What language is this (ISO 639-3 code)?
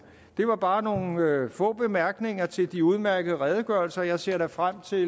dan